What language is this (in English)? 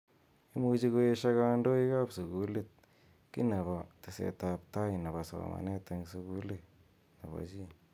Kalenjin